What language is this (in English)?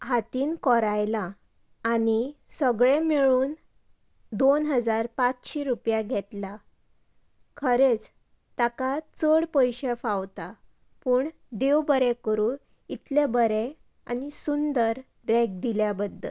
Konkani